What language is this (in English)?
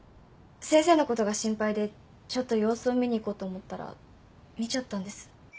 Japanese